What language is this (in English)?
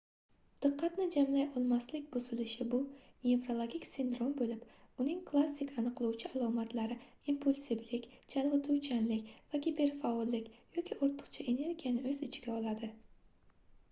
Uzbek